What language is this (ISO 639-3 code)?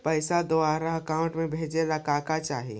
mag